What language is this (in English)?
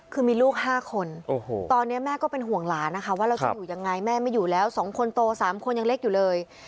Thai